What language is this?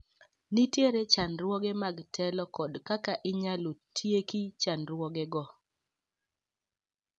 Luo (Kenya and Tanzania)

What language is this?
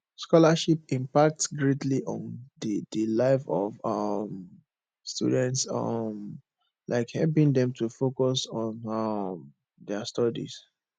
Nigerian Pidgin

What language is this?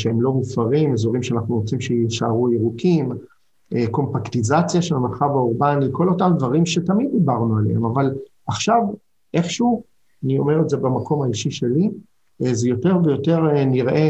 Hebrew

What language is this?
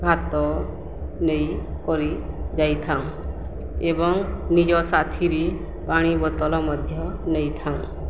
Odia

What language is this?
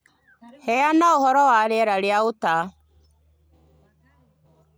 Kikuyu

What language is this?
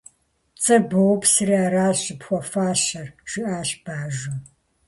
Kabardian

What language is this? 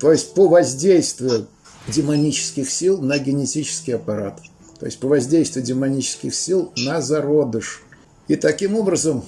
Russian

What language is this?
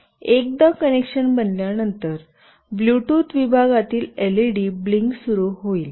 Marathi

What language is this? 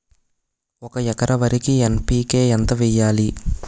Telugu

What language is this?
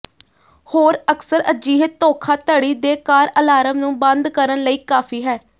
Punjabi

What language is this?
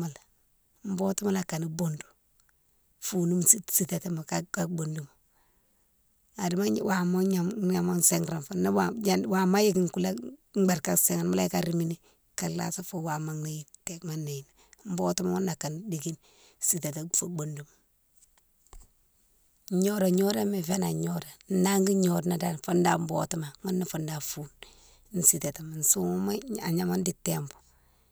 Mansoanka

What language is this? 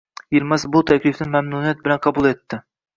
Uzbek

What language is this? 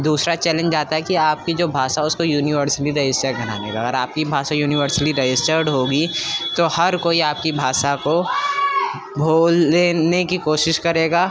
Urdu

